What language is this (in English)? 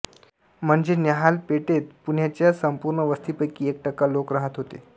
Marathi